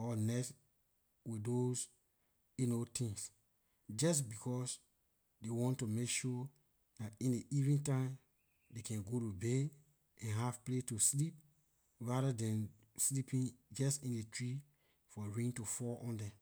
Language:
Liberian English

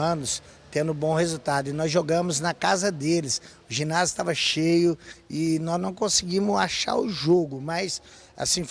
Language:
Portuguese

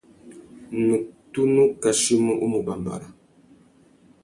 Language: Tuki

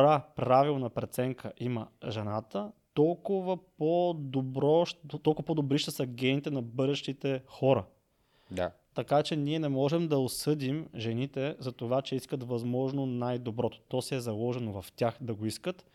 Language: Bulgarian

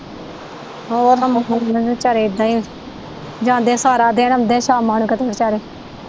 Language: Punjabi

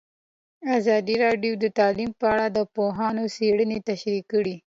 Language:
Pashto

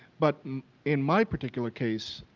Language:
English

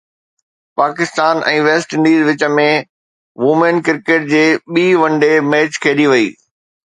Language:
Sindhi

